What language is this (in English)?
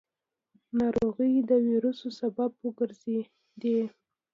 Pashto